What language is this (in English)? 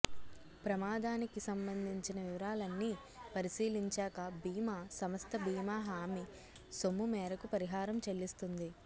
Telugu